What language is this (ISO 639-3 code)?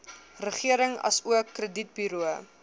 afr